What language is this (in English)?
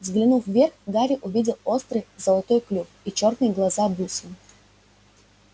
Russian